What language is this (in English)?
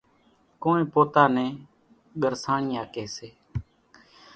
Kachi Koli